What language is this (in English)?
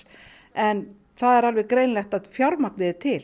Icelandic